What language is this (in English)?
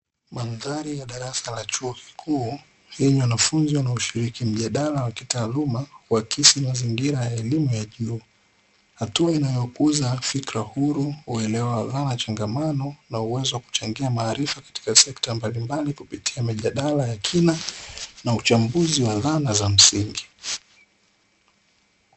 Swahili